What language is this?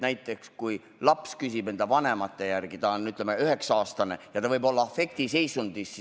Estonian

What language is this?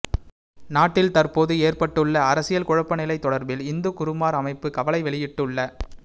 Tamil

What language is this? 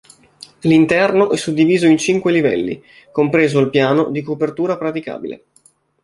Italian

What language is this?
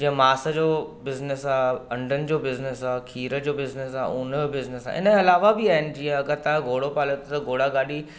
Sindhi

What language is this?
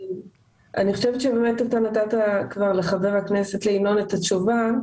Hebrew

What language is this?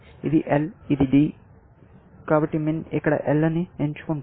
Telugu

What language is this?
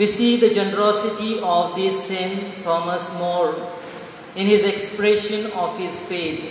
English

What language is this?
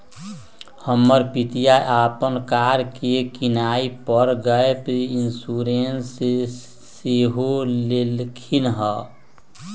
Magahi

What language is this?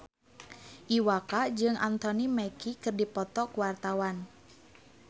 Sundanese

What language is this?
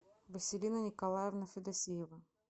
Russian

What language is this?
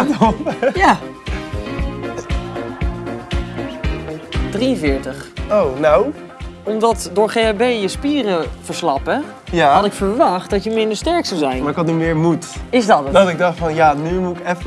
Dutch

